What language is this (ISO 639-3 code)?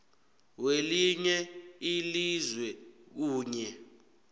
nbl